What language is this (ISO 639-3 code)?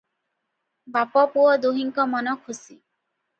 ori